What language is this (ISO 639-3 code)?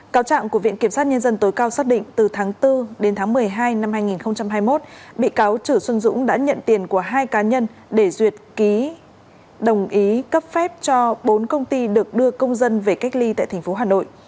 vie